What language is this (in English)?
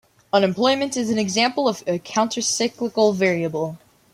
English